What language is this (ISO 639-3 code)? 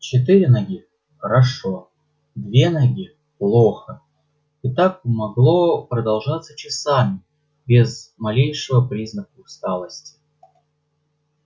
rus